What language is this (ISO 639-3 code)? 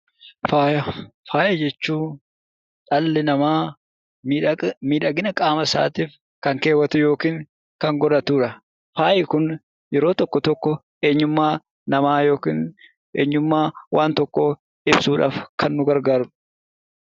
orm